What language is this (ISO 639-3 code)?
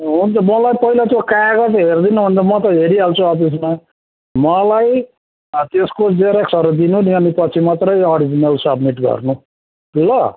nep